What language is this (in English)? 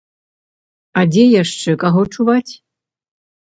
Belarusian